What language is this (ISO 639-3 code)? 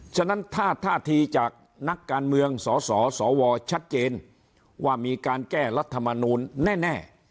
tha